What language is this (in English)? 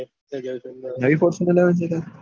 Gujarati